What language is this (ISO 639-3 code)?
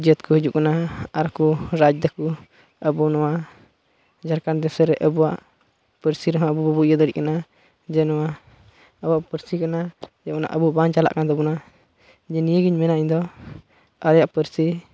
sat